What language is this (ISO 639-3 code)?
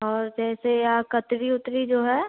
hin